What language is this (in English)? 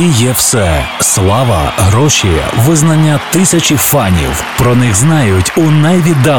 Ukrainian